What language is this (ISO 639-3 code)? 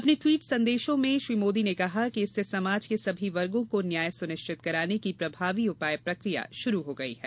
hin